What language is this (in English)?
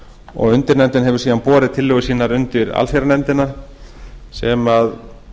Icelandic